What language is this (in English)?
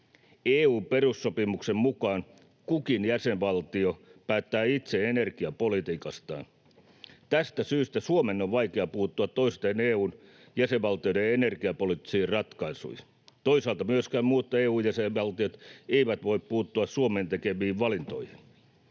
Finnish